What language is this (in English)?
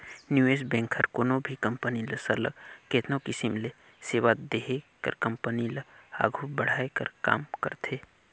Chhattisgarhi